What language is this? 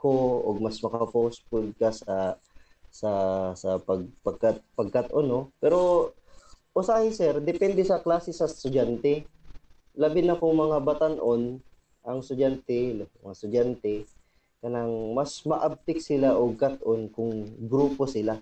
Filipino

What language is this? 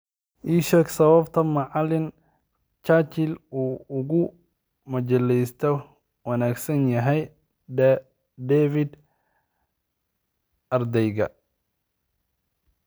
Somali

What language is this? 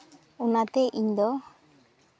Santali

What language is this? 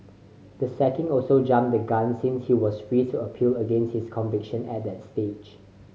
English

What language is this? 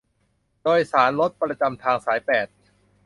Thai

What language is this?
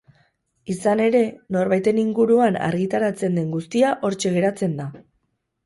Basque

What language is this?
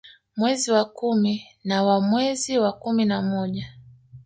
Swahili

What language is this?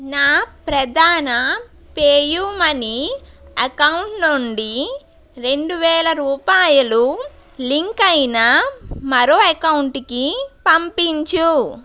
Telugu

